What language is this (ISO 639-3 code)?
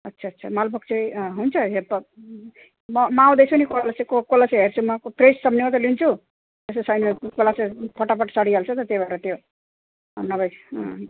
nep